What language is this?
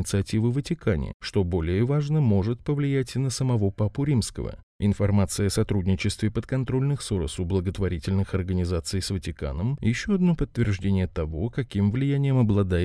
Russian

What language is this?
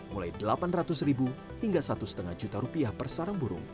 Indonesian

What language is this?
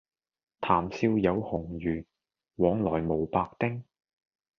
Cantonese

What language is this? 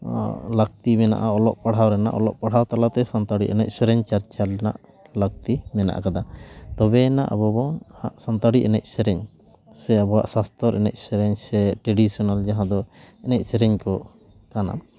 Santali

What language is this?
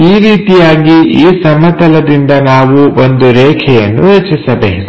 Kannada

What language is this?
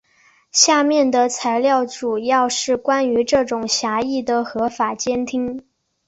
Chinese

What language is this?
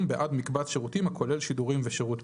Hebrew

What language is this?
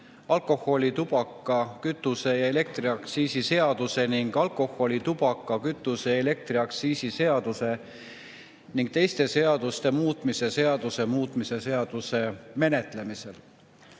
Estonian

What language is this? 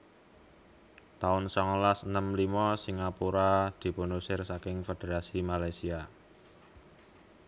Javanese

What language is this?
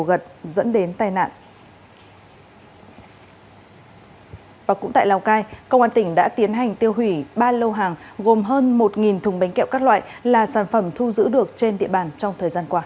Vietnamese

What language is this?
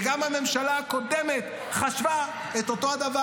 Hebrew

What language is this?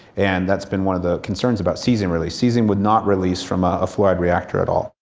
English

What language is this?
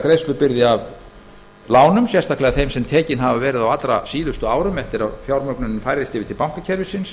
Icelandic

